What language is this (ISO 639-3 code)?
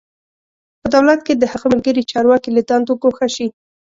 pus